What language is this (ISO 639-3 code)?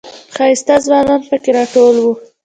pus